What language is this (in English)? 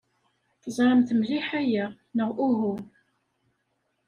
Kabyle